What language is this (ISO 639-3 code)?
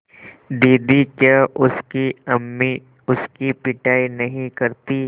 hin